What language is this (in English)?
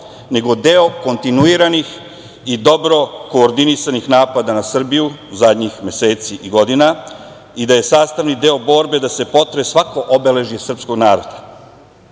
Serbian